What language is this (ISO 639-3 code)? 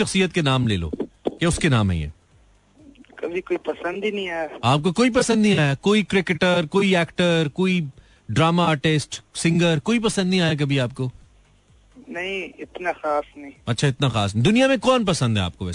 hin